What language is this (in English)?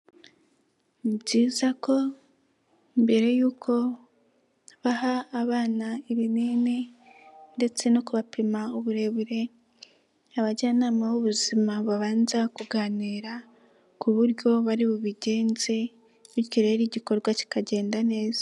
Kinyarwanda